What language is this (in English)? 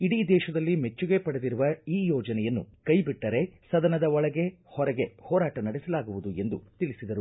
Kannada